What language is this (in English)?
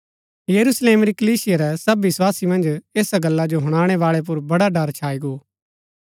Gaddi